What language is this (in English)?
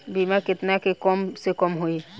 Bhojpuri